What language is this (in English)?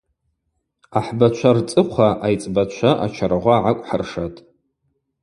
Abaza